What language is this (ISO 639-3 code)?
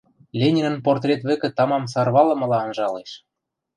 mrj